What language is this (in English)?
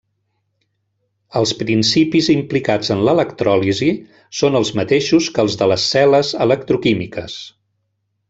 Catalan